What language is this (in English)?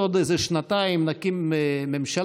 Hebrew